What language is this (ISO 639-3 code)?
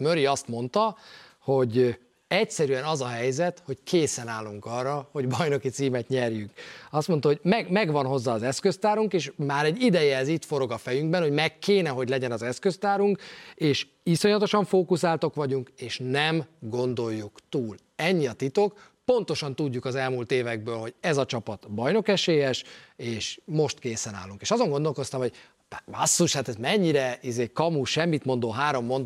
hun